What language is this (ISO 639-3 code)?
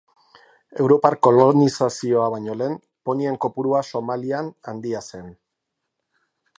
eus